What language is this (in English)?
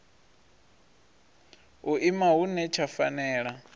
Venda